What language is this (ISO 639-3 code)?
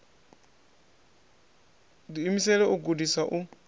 ven